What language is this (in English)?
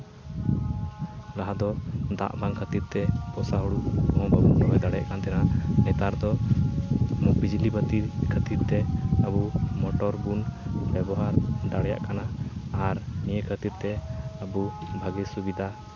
Santali